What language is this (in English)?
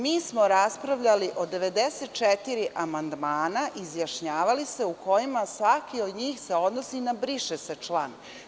Serbian